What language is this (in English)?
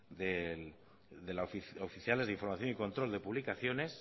Spanish